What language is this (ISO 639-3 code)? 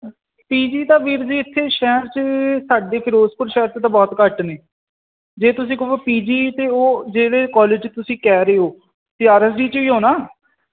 pan